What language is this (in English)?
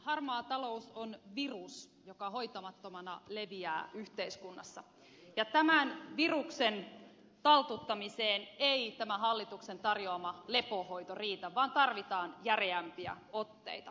Finnish